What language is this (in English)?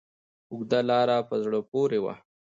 Pashto